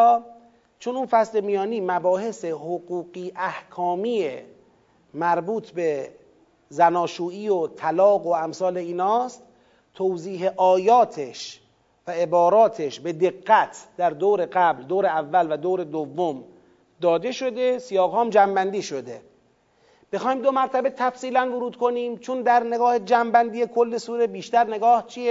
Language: Persian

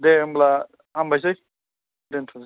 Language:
Bodo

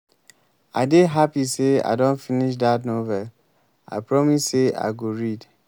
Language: Nigerian Pidgin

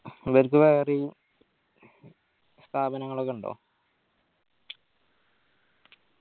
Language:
Malayalam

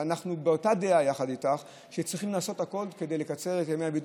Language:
Hebrew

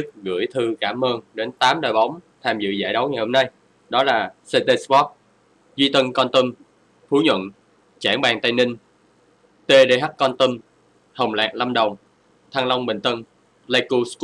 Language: Vietnamese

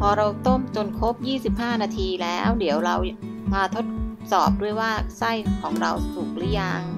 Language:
Thai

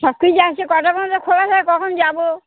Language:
Bangla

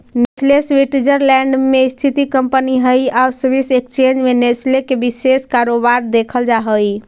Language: Magahi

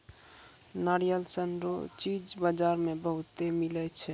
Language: Maithili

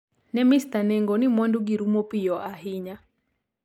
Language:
Luo (Kenya and Tanzania)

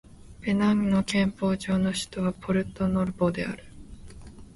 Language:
Japanese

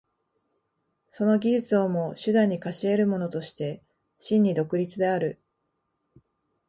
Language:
Japanese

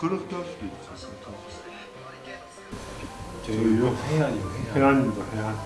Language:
Korean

